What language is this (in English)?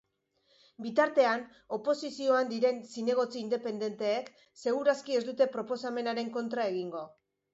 Basque